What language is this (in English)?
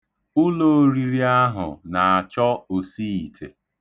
Igbo